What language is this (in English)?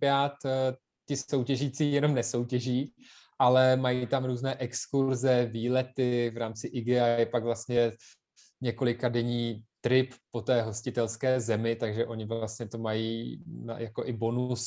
Czech